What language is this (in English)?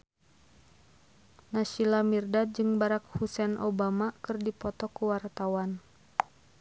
Sundanese